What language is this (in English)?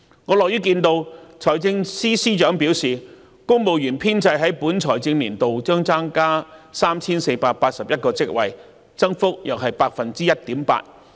Cantonese